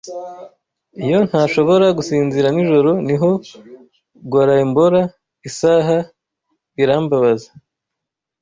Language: Kinyarwanda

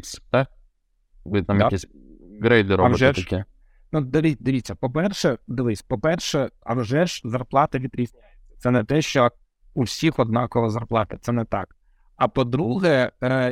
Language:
Ukrainian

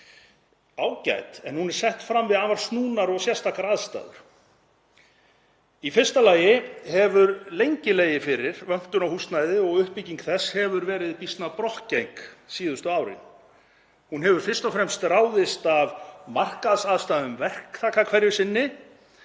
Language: Icelandic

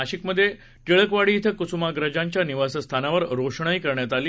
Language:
Marathi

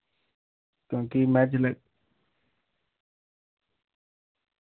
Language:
Dogri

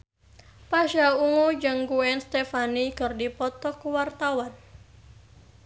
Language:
Sundanese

